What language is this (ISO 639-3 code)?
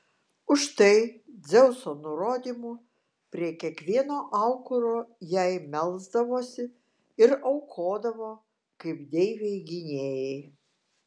lit